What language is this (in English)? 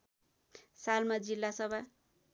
Nepali